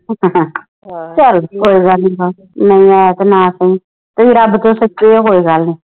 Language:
Punjabi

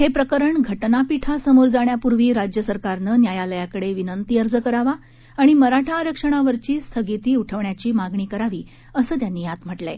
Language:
Marathi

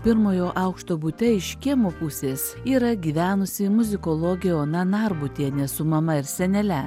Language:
Lithuanian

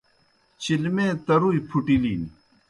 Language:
Kohistani Shina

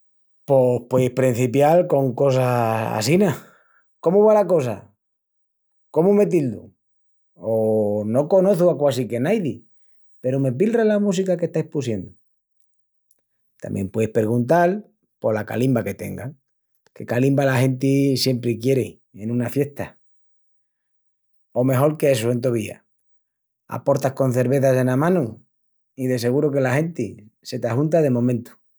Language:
Extremaduran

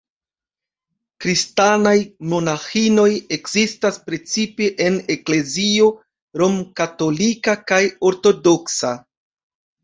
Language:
Esperanto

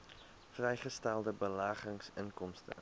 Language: Afrikaans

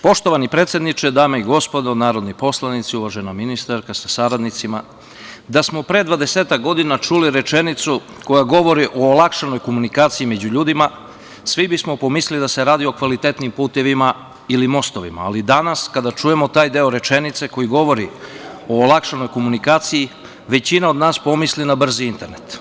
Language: Serbian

